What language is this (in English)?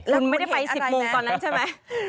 Thai